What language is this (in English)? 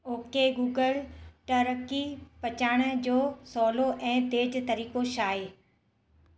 Sindhi